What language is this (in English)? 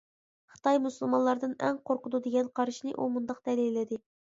Uyghur